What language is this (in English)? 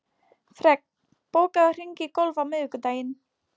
Icelandic